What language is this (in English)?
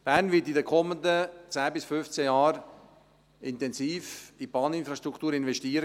Swiss German